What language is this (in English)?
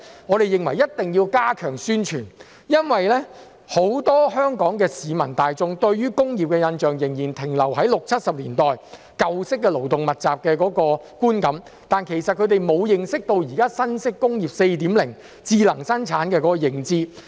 Cantonese